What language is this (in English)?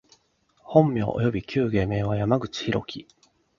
Japanese